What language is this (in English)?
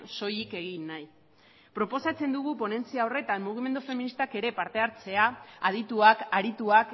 Basque